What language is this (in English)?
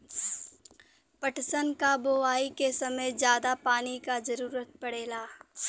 Bhojpuri